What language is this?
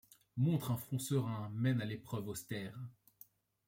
French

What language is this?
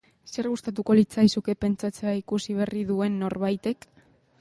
Basque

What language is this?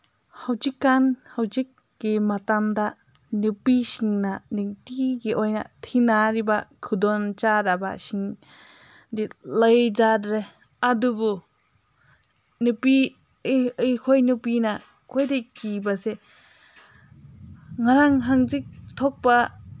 Manipuri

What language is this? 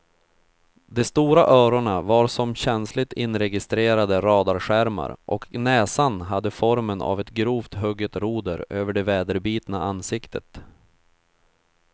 Swedish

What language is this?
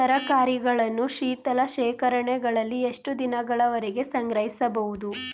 Kannada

